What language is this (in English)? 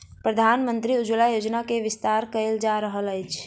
Maithili